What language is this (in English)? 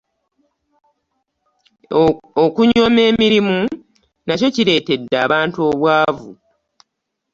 Ganda